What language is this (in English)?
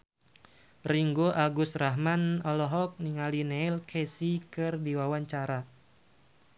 Sundanese